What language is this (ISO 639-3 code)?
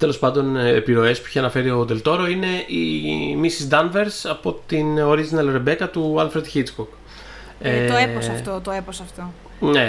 ell